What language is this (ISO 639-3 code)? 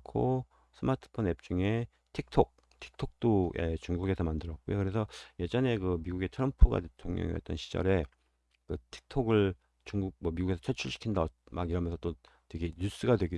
kor